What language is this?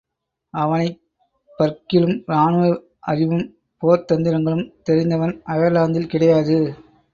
Tamil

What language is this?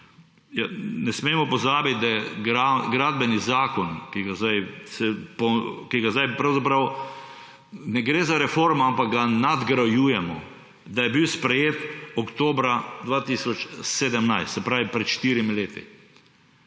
Slovenian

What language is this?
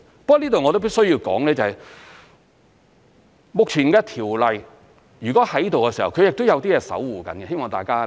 Cantonese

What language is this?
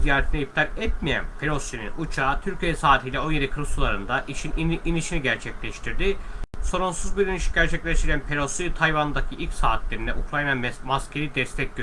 Turkish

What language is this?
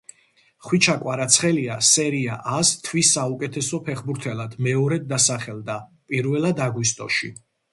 Georgian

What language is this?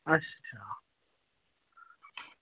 Dogri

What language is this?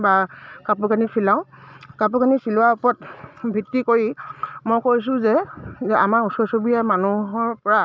Assamese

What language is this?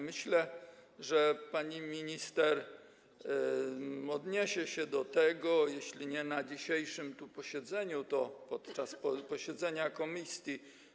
Polish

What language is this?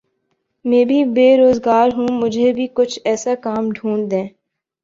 Urdu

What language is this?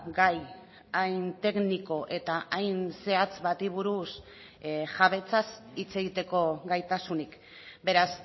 Basque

